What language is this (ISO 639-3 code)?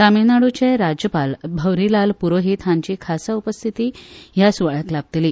kok